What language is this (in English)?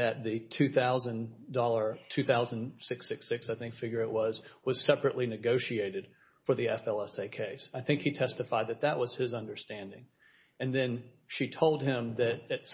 English